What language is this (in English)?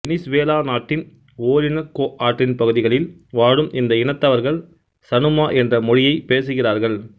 Tamil